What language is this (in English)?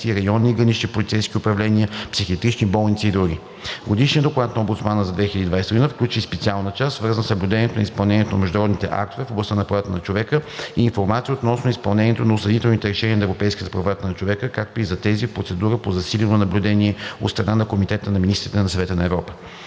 Bulgarian